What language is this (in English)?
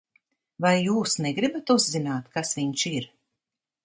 Latvian